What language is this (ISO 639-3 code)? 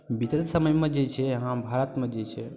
mai